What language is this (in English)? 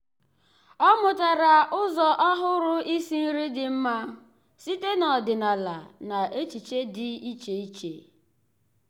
Igbo